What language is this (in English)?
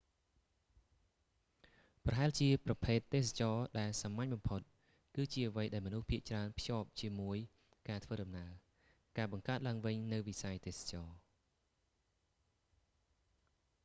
Khmer